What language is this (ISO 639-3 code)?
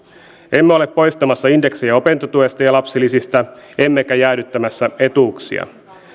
fin